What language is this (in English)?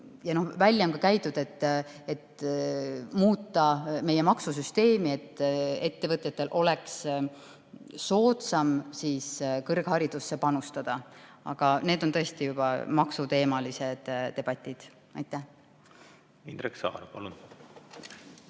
Estonian